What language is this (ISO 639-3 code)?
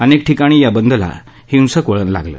mar